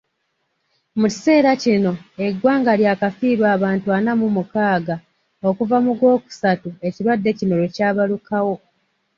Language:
Ganda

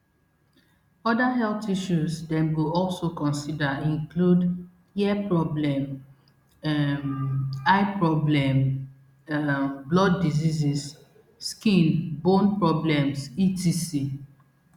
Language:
Nigerian Pidgin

